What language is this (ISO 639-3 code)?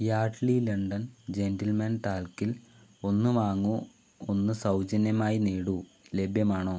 mal